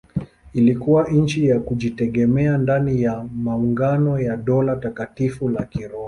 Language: Swahili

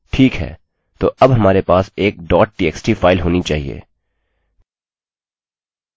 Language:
Hindi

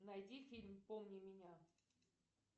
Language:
Russian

